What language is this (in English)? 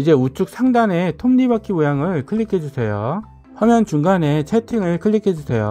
Korean